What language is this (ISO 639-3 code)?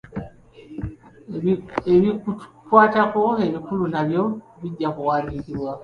lug